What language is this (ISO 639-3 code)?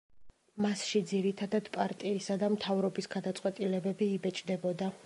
kat